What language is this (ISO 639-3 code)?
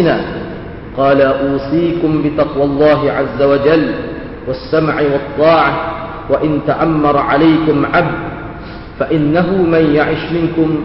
msa